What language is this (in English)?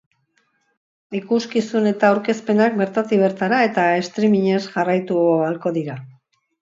Basque